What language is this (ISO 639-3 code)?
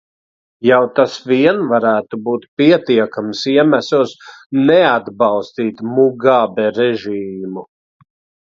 lav